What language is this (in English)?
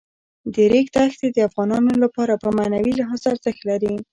Pashto